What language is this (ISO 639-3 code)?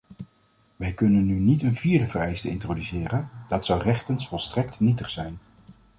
nld